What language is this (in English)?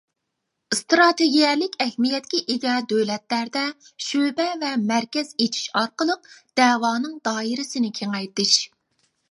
Uyghur